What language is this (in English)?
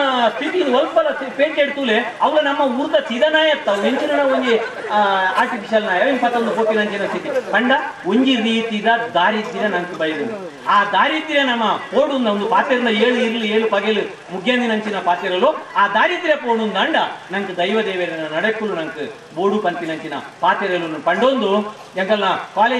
Kannada